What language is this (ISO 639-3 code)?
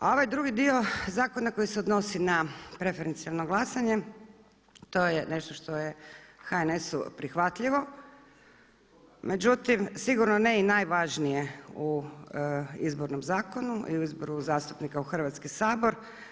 hrv